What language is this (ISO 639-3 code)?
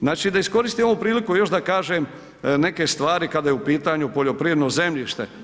hrv